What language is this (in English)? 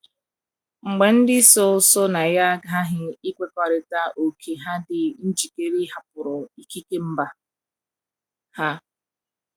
Igbo